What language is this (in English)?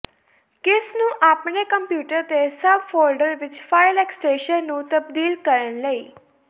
Punjabi